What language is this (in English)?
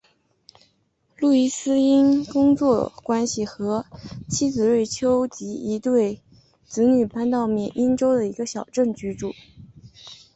Chinese